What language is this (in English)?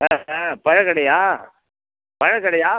Tamil